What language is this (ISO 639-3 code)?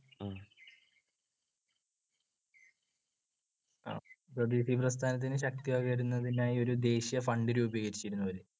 mal